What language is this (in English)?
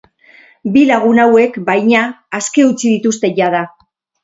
Basque